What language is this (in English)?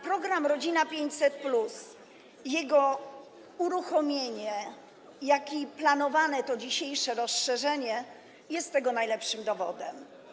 Polish